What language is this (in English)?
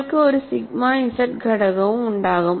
Malayalam